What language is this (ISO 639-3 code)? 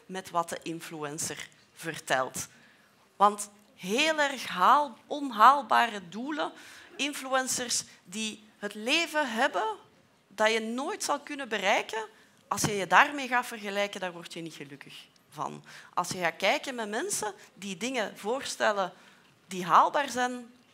nld